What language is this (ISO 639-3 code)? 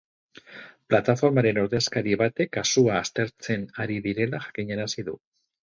eus